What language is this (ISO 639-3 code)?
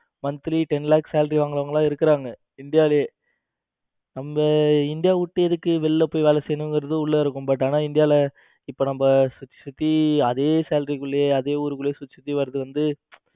tam